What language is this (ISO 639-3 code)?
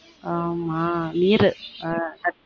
tam